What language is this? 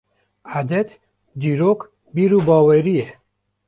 Kurdish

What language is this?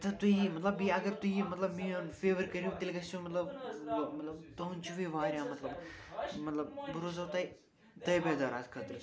Kashmiri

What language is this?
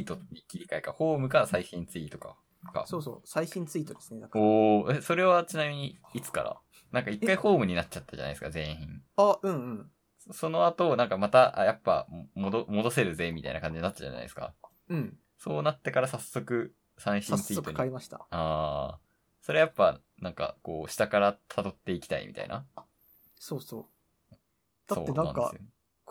Japanese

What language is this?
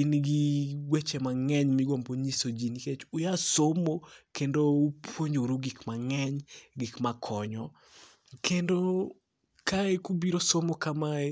Luo (Kenya and Tanzania)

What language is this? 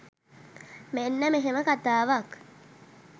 Sinhala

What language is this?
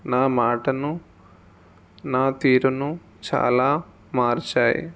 Telugu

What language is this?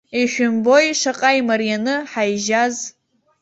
Abkhazian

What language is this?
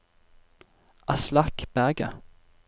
Norwegian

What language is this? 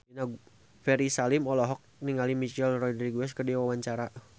Sundanese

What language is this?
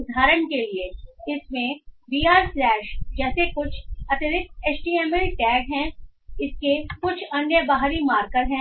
Hindi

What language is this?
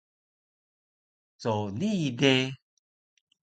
Taroko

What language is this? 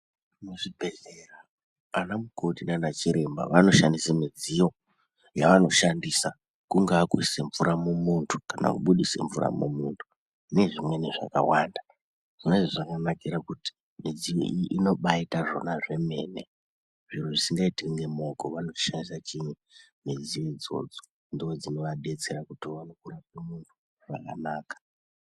Ndau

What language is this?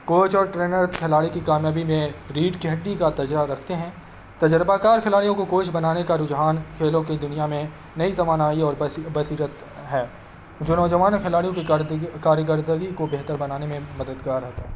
Urdu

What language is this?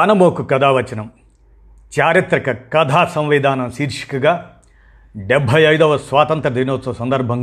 Telugu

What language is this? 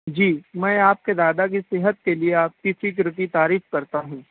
Urdu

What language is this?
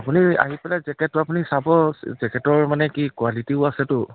Assamese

